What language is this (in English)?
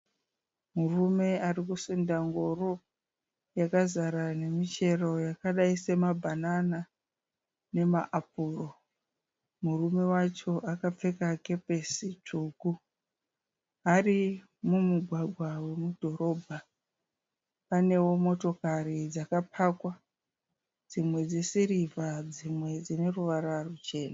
Shona